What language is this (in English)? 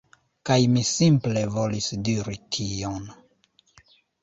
Esperanto